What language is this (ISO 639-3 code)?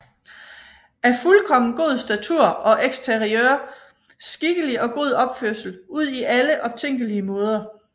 dan